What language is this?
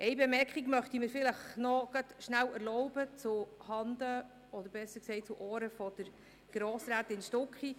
Swiss German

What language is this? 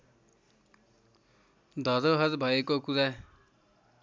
Nepali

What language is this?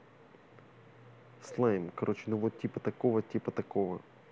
Russian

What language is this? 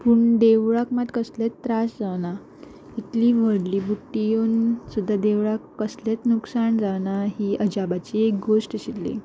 Konkani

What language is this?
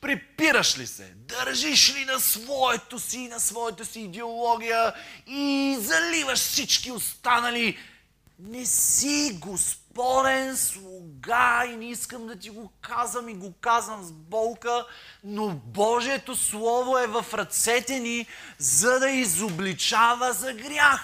Bulgarian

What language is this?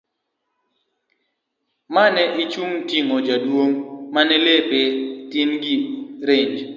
Luo (Kenya and Tanzania)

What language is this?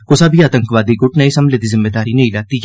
Dogri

